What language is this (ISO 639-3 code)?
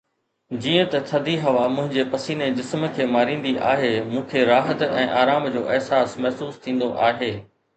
snd